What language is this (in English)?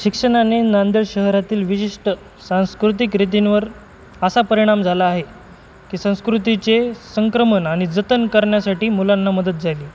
Marathi